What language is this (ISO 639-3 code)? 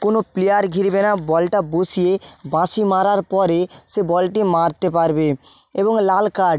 ben